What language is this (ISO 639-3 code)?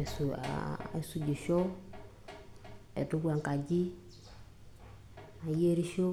mas